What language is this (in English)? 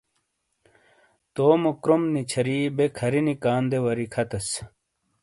Shina